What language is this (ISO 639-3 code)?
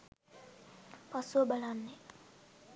sin